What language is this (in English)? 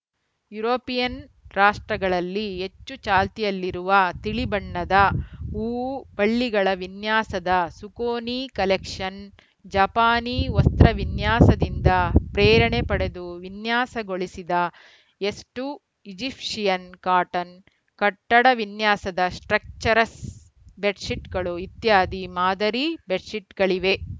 Kannada